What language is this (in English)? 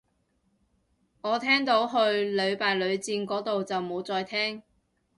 Cantonese